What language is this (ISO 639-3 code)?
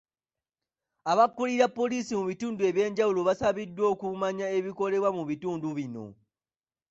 lug